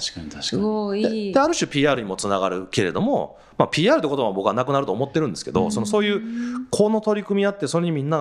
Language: Japanese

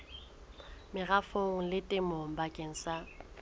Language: Southern Sotho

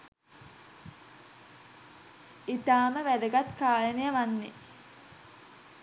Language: Sinhala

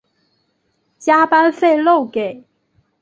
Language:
Chinese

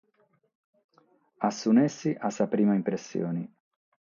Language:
Sardinian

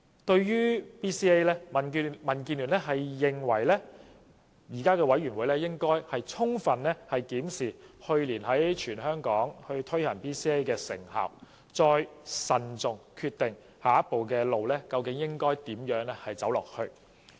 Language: Cantonese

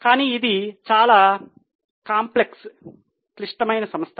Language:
Telugu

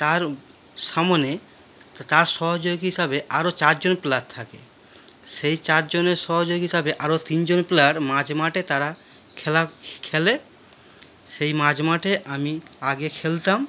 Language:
Bangla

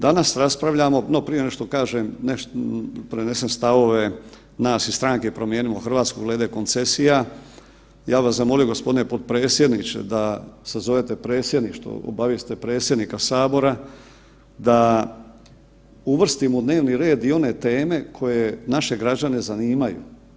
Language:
Croatian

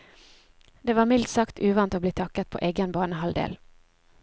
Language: Norwegian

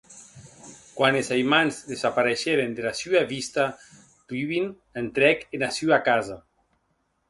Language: Occitan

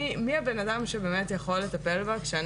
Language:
Hebrew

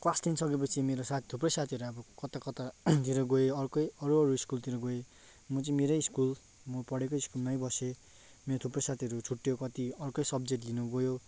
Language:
Nepali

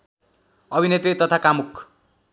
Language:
Nepali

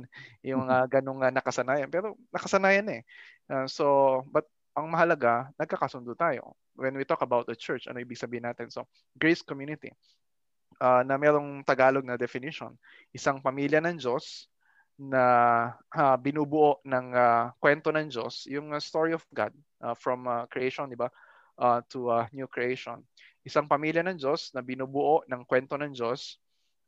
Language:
Filipino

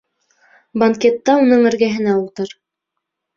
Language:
Bashkir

